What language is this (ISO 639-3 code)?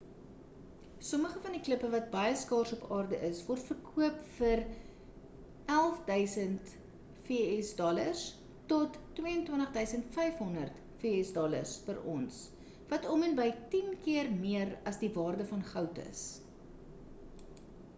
afr